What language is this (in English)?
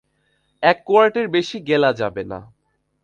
Bangla